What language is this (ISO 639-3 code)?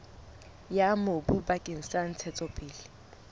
sot